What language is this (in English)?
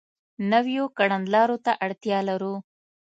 Pashto